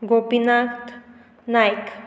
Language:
Konkani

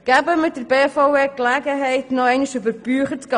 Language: Swiss German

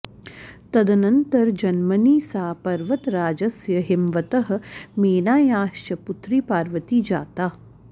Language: Sanskrit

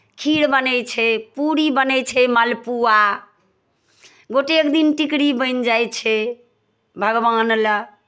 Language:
Maithili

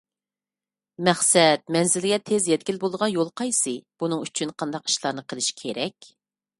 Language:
Uyghur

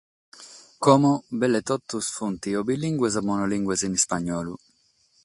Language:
Sardinian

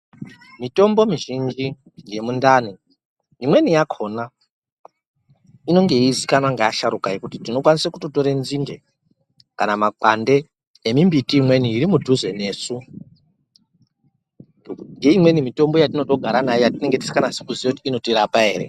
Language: Ndau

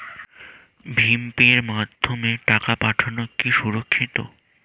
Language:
Bangla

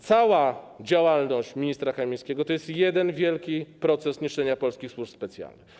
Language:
Polish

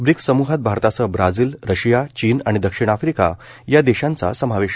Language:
Marathi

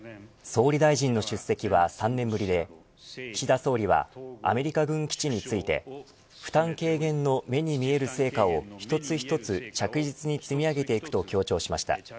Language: Japanese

